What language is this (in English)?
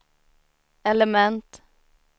Swedish